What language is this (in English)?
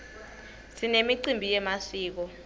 Swati